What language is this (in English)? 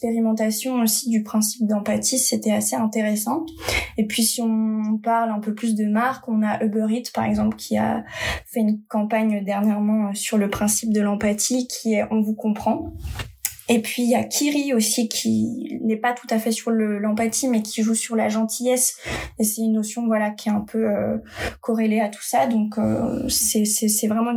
French